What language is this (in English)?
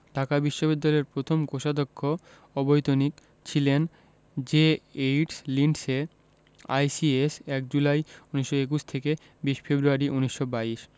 Bangla